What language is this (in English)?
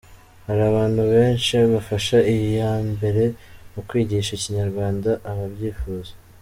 Kinyarwanda